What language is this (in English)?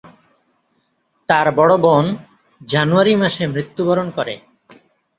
Bangla